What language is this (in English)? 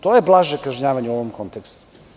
Serbian